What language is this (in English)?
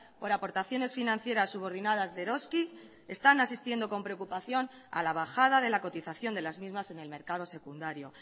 Spanish